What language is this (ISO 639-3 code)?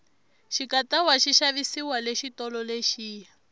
tso